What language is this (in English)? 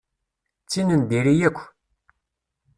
Kabyle